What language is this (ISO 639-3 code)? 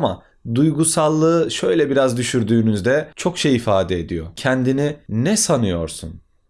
tur